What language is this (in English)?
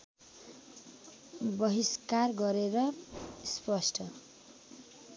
Nepali